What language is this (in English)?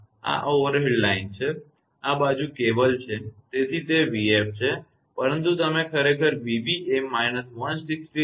Gujarati